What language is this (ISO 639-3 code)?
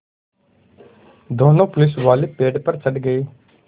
hin